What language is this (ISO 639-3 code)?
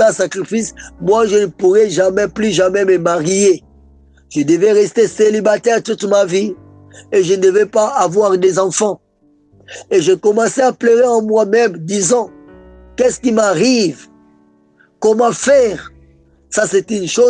fra